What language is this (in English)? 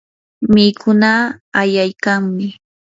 Yanahuanca Pasco Quechua